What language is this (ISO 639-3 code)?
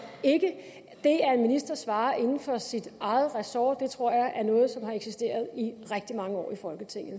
dan